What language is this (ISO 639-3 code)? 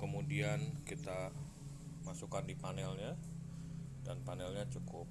ind